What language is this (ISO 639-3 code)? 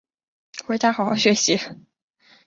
zho